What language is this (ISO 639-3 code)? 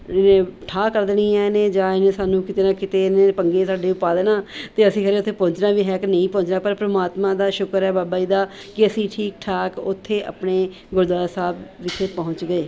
pan